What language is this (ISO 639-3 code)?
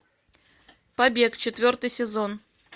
rus